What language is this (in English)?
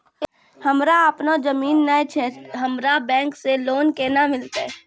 Maithili